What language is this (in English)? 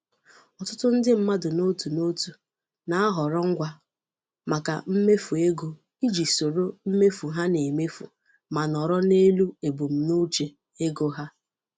Igbo